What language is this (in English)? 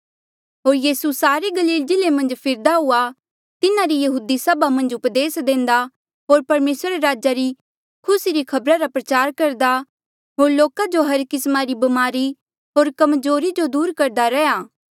Mandeali